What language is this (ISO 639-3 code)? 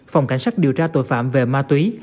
vie